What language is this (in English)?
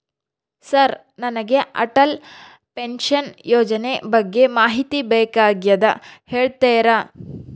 Kannada